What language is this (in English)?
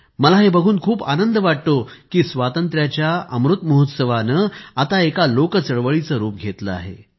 Marathi